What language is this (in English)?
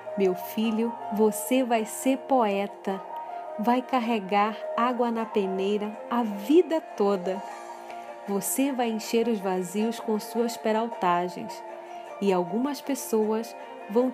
Portuguese